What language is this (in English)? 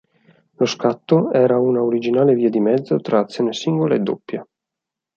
Italian